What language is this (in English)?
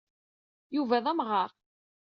Kabyle